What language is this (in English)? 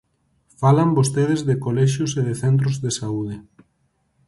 Galician